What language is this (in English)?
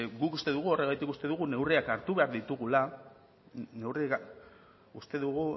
Basque